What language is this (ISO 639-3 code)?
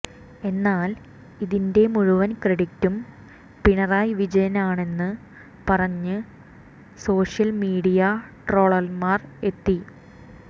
mal